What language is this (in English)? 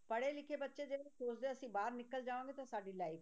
Punjabi